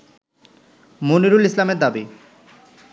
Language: Bangla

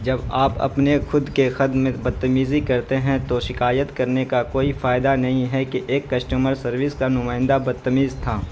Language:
Urdu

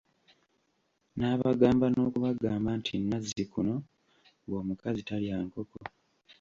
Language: Ganda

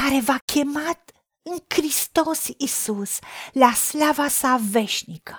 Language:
Romanian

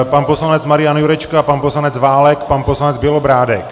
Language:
Czech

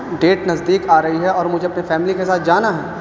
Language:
Urdu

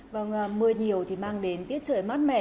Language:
Vietnamese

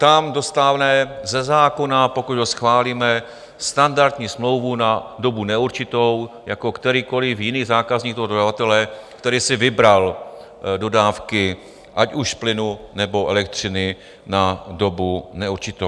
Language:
Czech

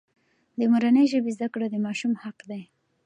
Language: Pashto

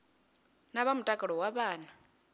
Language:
Venda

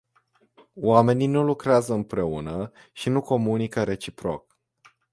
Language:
Romanian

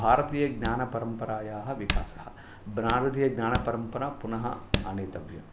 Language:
Sanskrit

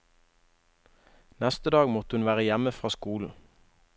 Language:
Norwegian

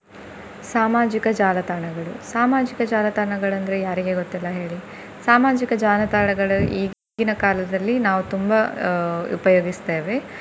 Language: Kannada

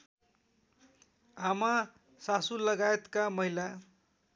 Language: Nepali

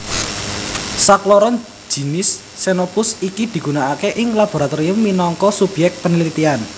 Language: Javanese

